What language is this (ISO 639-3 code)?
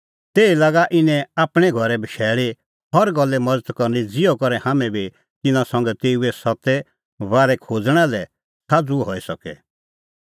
kfx